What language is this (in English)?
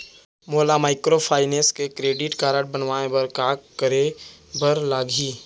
Chhattisgarhi